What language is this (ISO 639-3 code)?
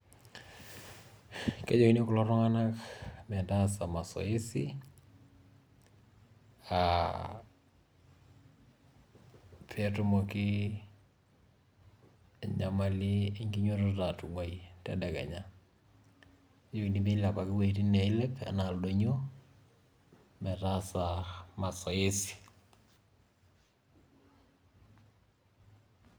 mas